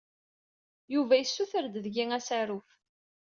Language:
Kabyle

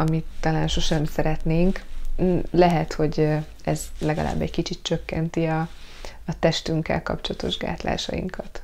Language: Hungarian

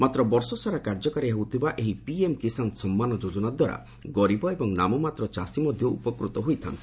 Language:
Odia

